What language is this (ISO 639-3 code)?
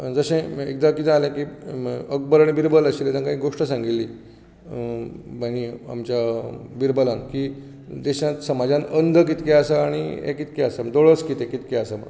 kok